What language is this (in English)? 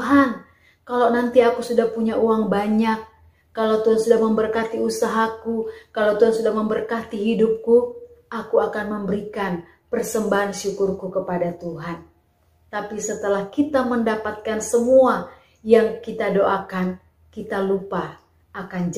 Indonesian